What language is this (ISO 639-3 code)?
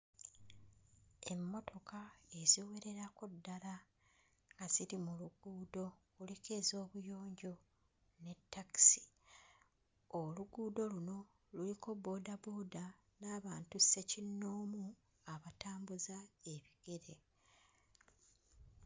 lug